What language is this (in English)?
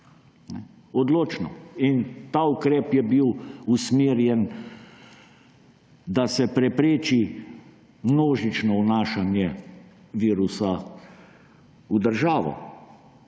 Slovenian